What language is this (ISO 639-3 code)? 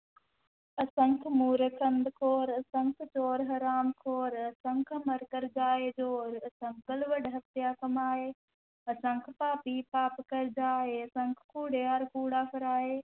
pan